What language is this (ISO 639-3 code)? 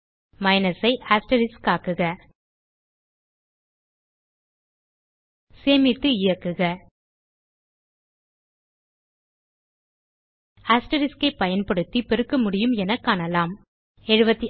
tam